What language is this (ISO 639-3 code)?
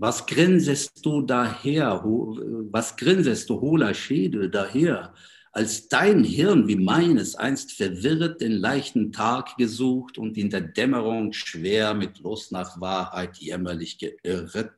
tur